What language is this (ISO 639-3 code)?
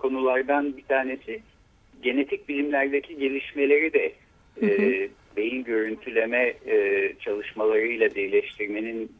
tur